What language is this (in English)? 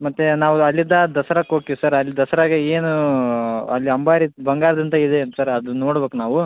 Kannada